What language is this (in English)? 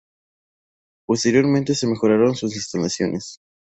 Spanish